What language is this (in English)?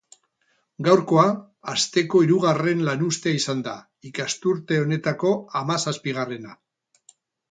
Basque